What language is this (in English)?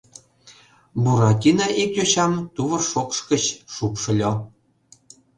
Mari